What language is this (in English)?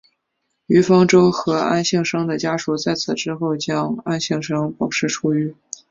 Chinese